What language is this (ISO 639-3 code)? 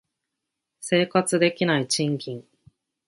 jpn